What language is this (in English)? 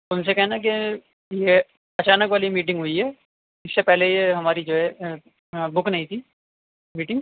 Urdu